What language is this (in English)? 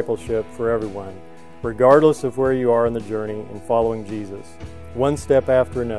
English